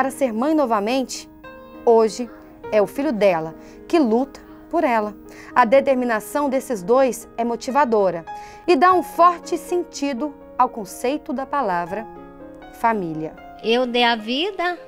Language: Portuguese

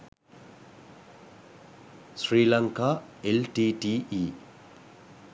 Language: Sinhala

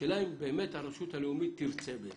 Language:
Hebrew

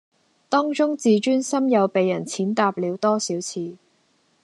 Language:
Cantonese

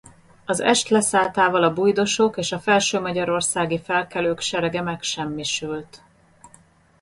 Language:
Hungarian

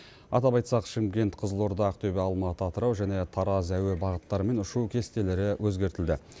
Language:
Kazakh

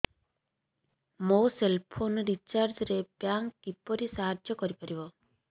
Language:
Odia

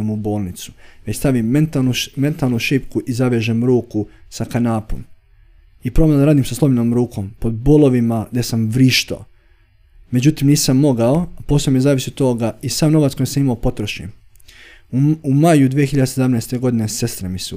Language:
Croatian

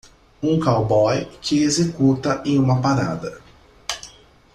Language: Portuguese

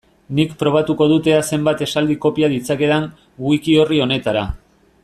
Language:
Basque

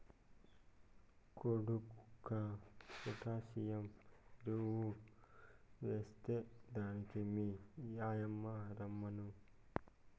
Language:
Telugu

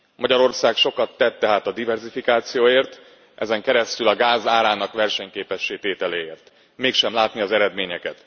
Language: Hungarian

